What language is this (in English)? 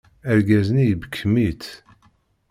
Kabyle